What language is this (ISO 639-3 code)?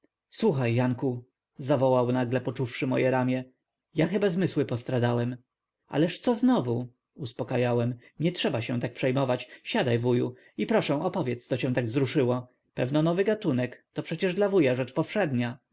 pol